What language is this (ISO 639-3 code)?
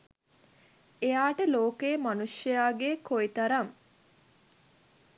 sin